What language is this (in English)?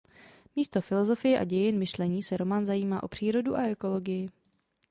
Czech